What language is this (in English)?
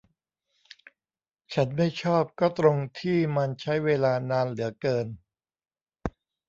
Thai